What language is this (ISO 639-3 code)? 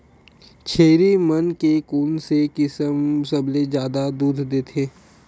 hne